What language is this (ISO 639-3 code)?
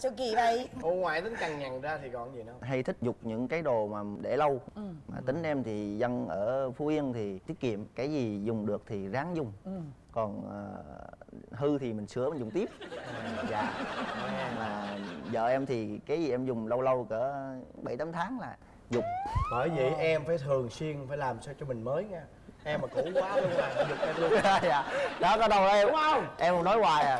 vie